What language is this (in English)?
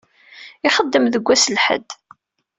Kabyle